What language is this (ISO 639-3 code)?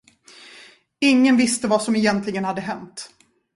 swe